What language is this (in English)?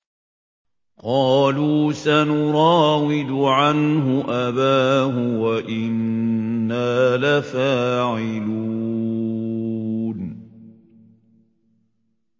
Arabic